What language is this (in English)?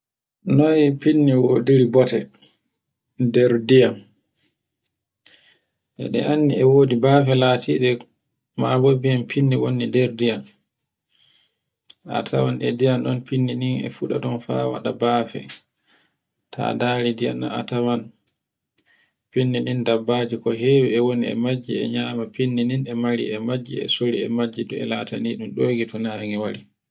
Borgu Fulfulde